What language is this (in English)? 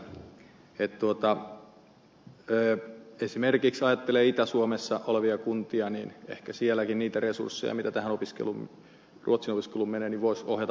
Finnish